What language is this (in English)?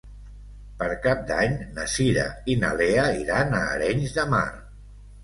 Catalan